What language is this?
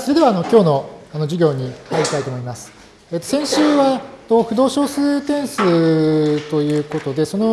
Japanese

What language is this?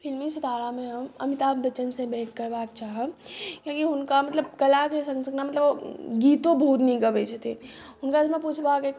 Maithili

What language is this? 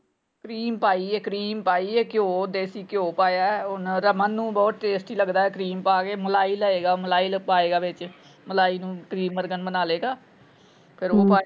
Punjabi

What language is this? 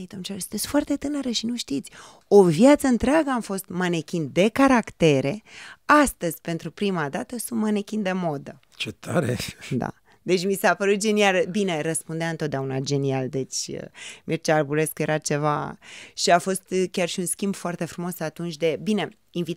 Romanian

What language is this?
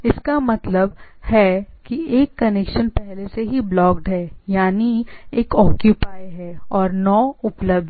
Hindi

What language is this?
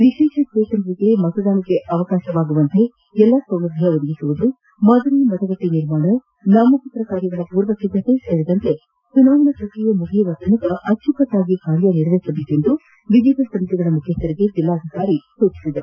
Kannada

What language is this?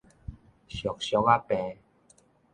Min Nan Chinese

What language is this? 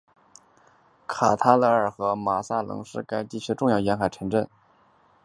Chinese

